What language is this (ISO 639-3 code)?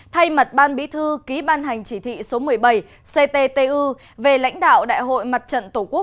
vie